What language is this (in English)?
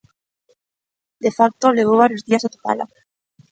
Galician